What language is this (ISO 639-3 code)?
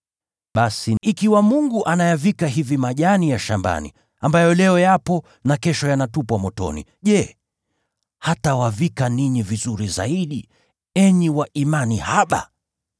swa